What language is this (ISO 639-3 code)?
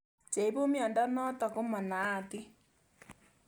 kln